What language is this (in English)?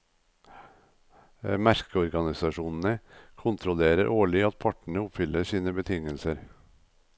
Norwegian